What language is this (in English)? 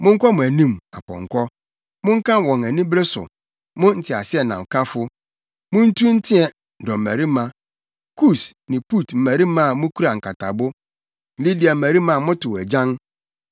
Akan